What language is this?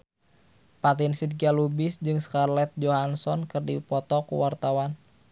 Sundanese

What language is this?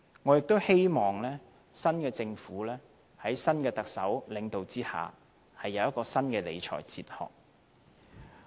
Cantonese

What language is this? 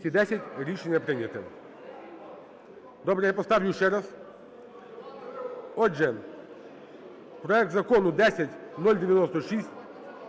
Ukrainian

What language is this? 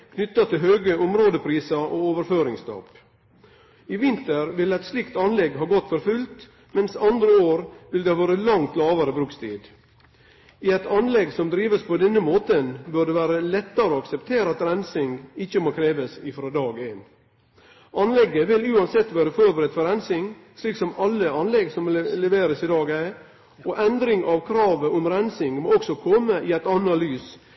Norwegian Nynorsk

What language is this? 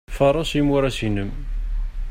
Kabyle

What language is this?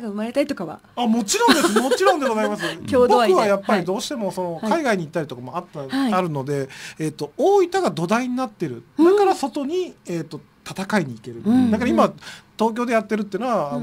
Japanese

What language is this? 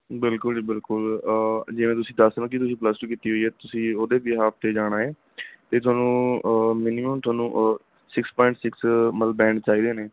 Punjabi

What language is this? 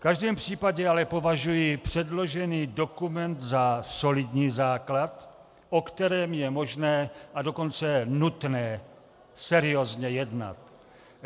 Czech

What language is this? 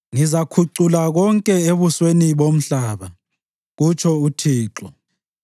North Ndebele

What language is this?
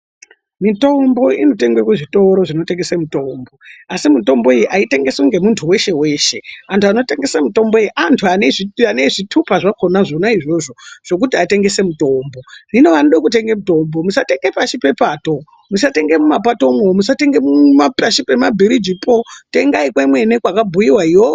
Ndau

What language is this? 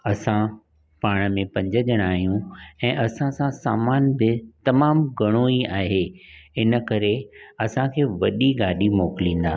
Sindhi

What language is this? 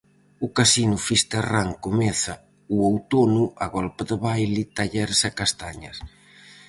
Galician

